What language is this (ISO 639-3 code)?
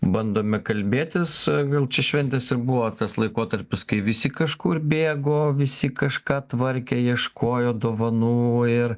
lit